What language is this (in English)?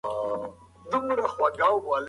Pashto